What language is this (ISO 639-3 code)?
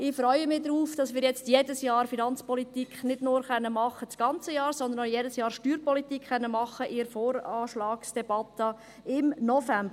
gsw